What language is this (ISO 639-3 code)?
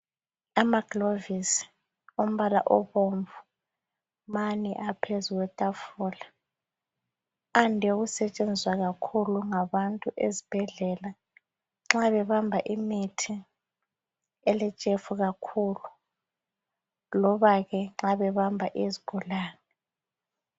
nde